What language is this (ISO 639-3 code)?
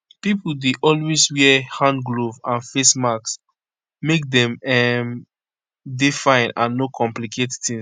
pcm